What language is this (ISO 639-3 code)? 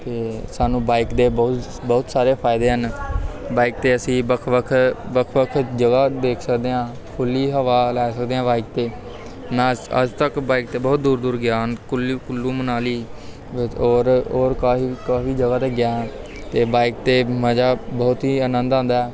pan